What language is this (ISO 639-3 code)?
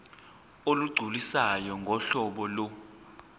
zul